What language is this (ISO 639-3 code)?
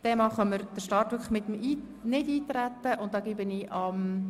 gsw